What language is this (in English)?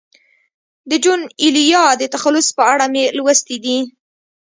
Pashto